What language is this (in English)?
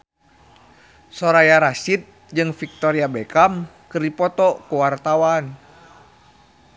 Sundanese